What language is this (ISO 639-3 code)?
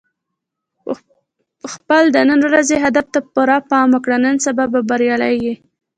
pus